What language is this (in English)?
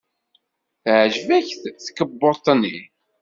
Kabyle